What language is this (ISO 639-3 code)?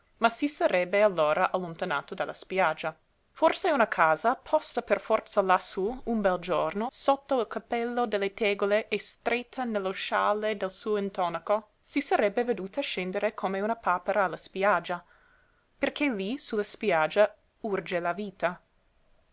ita